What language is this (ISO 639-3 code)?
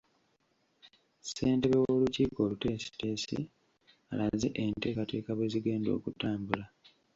lug